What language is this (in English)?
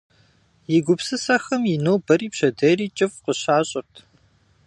Kabardian